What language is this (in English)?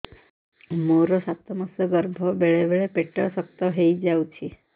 Odia